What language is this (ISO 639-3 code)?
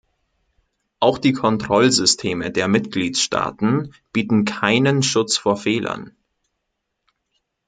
deu